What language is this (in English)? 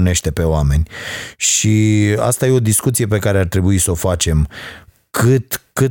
Romanian